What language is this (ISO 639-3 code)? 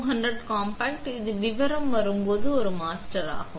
tam